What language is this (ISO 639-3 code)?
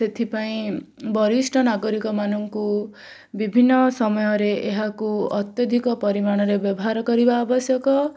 ori